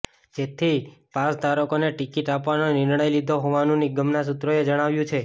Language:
Gujarati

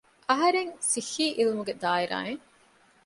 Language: Divehi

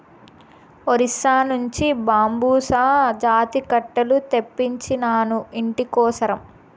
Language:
Telugu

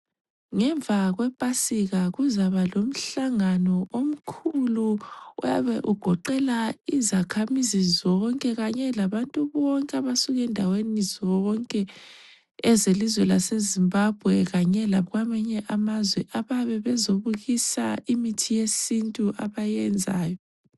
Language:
North Ndebele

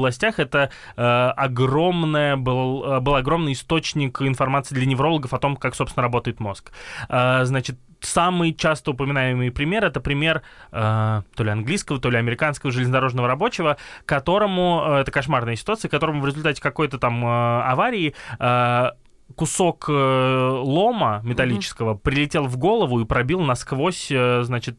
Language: Russian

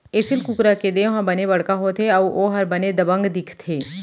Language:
Chhattisgarhi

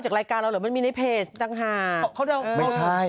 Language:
Thai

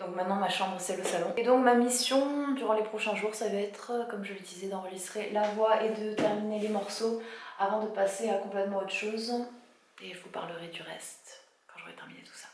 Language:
French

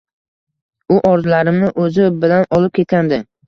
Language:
Uzbek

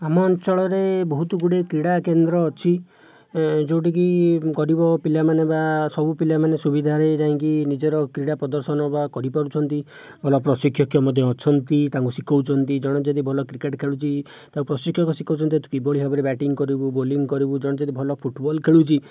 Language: Odia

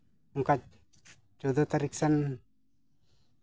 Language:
Santali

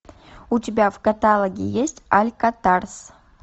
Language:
Russian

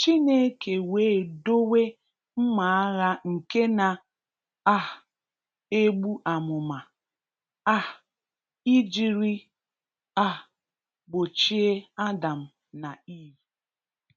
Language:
Igbo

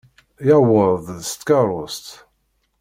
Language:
Kabyle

